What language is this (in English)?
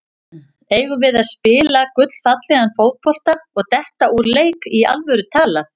Icelandic